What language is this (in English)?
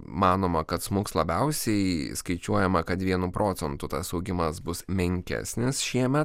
Lithuanian